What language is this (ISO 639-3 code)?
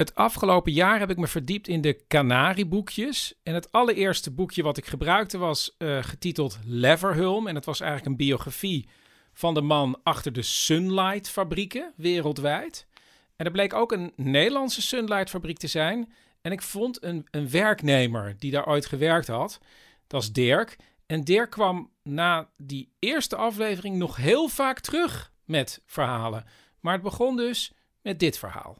nld